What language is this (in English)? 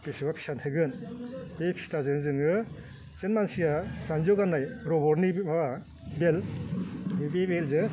Bodo